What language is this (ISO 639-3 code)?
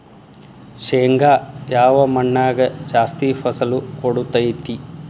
kan